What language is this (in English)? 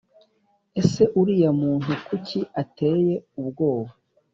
Kinyarwanda